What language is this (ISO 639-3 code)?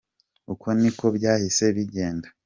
kin